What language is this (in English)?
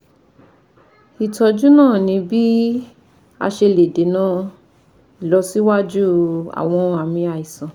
Yoruba